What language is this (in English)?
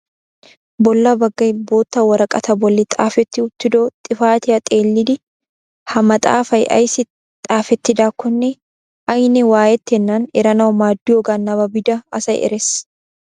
Wolaytta